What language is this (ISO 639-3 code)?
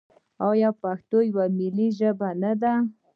pus